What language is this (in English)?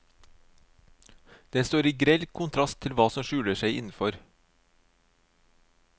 Norwegian